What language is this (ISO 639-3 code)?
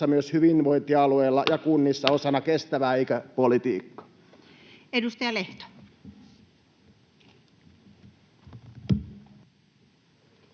fin